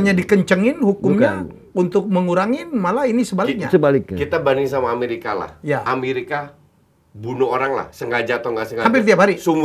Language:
Indonesian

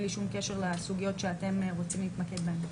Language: Hebrew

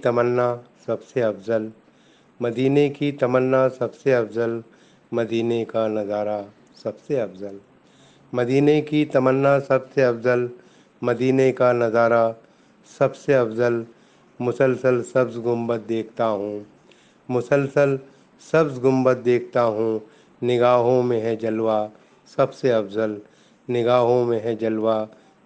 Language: Urdu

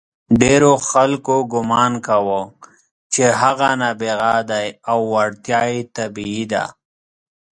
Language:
Pashto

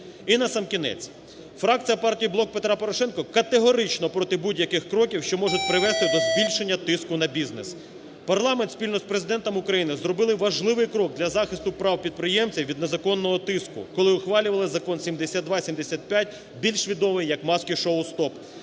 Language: Ukrainian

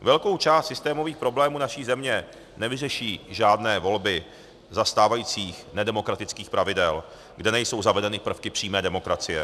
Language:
Czech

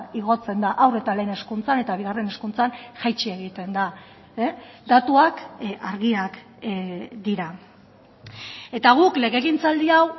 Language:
Basque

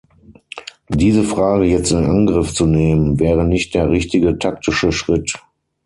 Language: German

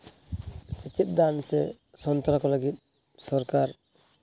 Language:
Santali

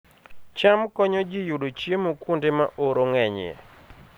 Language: Luo (Kenya and Tanzania)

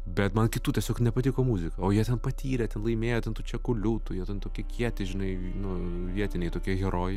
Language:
Lithuanian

